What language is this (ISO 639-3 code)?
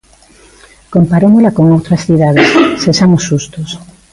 glg